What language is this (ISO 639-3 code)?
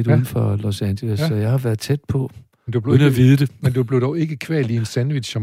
dan